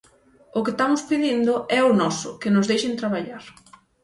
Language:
Galician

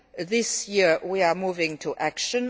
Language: English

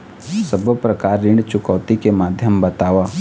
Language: Chhattisgarhi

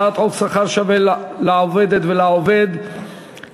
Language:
Hebrew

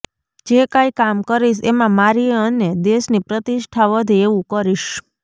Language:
Gujarati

